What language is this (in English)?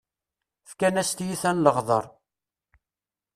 Kabyle